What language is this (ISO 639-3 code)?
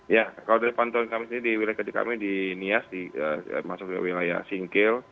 ind